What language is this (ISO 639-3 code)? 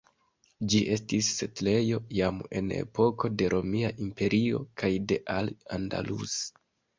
epo